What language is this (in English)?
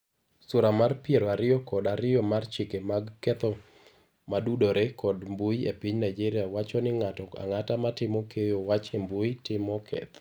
Luo (Kenya and Tanzania)